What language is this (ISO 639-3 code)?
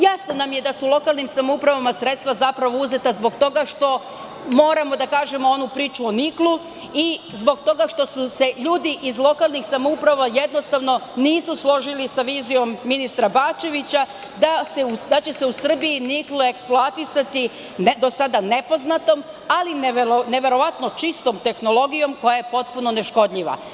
srp